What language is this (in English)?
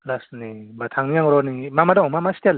Bodo